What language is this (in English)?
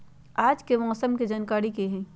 Magahi